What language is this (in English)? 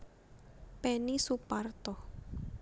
Javanese